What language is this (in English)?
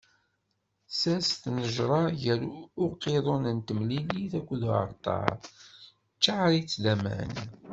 Kabyle